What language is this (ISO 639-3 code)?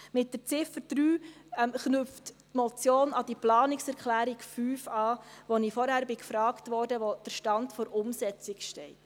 gsw